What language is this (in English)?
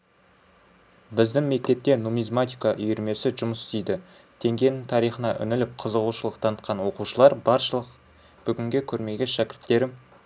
Kazakh